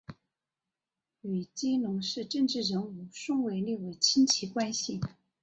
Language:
Chinese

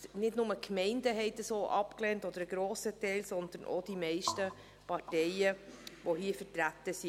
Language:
Swiss German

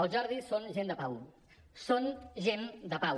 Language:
Catalan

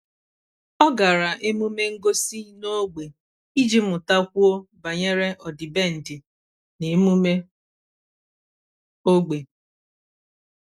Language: Igbo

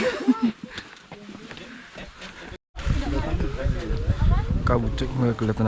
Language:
Indonesian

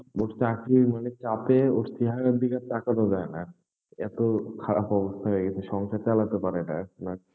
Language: Bangla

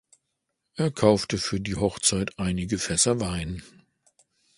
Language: German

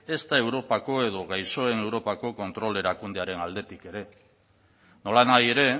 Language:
Basque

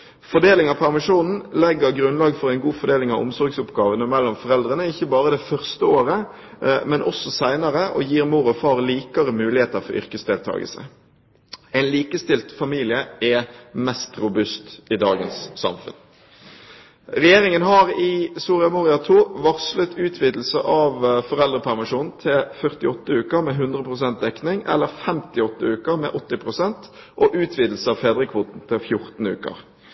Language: Norwegian Bokmål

